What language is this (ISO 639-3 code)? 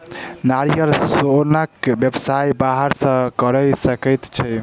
mai